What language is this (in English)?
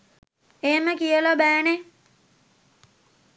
Sinhala